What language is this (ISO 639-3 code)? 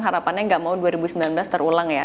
ind